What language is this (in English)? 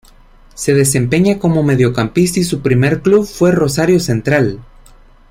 Spanish